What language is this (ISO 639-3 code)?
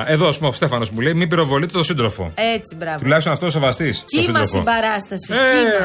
ell